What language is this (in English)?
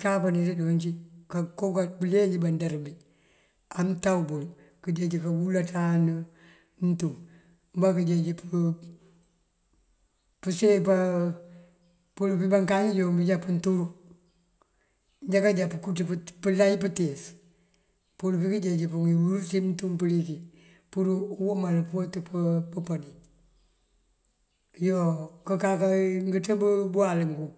Mandjak